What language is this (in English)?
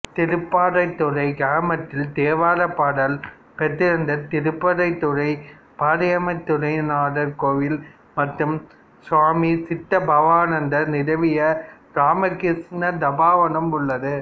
Tamil